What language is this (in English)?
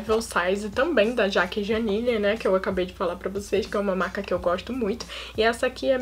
Portuguese